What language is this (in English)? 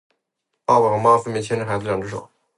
Chinese